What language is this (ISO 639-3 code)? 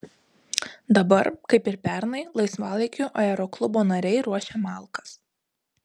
lit